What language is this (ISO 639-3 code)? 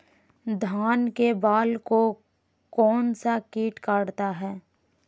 mag